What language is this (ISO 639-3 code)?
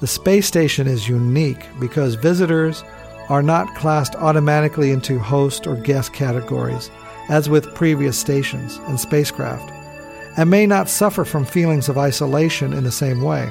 eng